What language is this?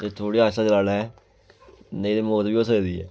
Dogri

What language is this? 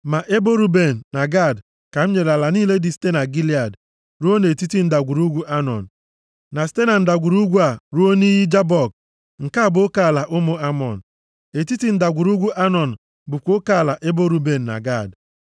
Igbo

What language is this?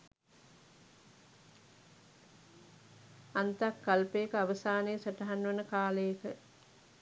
Sinhala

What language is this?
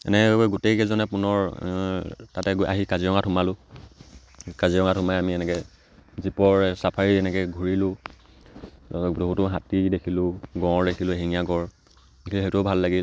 Assamese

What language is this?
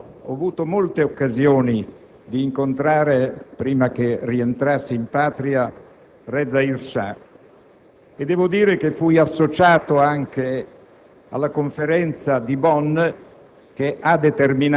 Italian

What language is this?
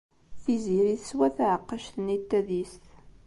Kabyle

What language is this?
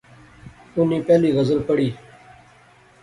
Pahari-Potwari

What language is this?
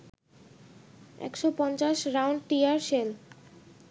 Bangla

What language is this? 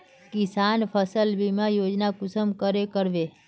Magahi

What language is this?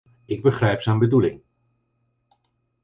Dutch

